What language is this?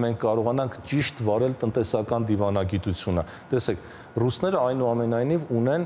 Romanian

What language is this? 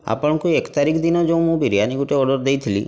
Odia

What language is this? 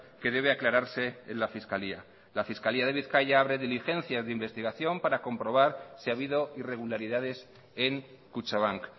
Spanish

